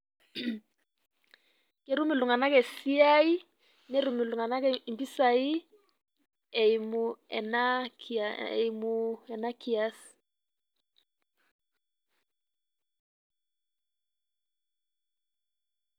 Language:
Masai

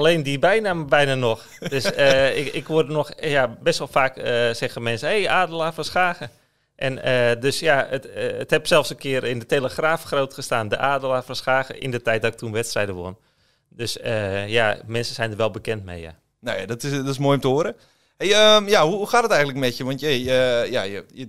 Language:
Dutch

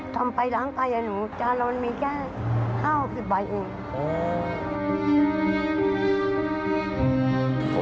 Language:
Thai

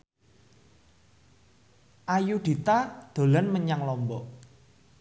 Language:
Javanese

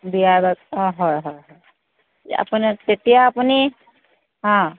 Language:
Assamese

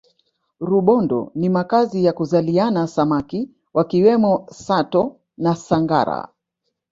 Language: Swahili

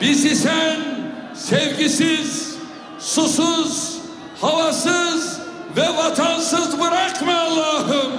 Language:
Turkish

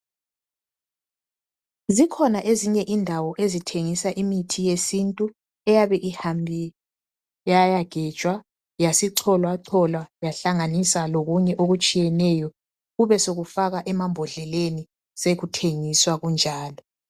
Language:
North Ndebele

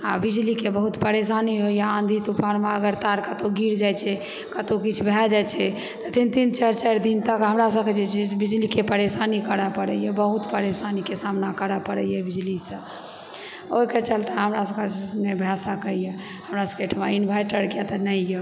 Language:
Maithili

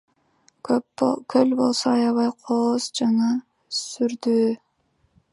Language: Kyrgyz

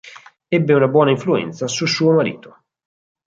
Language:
Italian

